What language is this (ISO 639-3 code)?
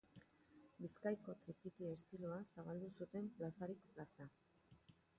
eus